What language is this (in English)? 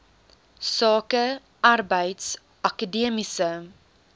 Afrikaans